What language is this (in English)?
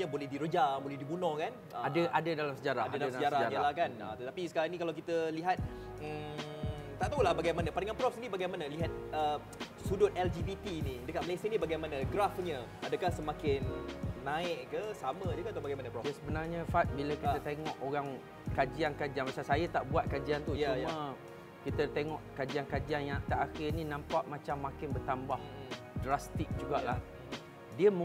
Malay